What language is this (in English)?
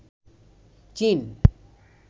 Bangla